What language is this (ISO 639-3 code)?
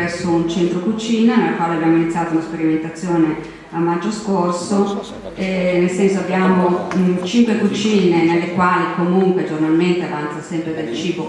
ita